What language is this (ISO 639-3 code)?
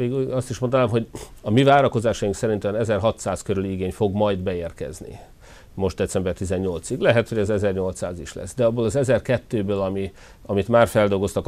hun